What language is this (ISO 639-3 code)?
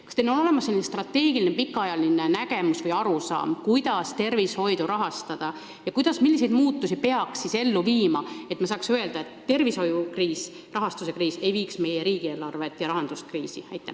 est